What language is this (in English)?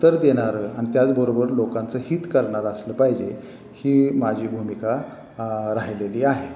Marathi